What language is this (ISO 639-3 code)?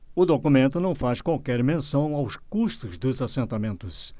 por